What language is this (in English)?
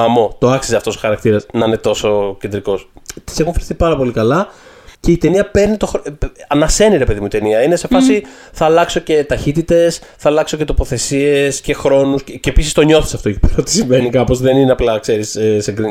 Greek